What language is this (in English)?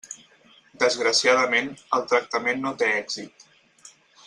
Catalan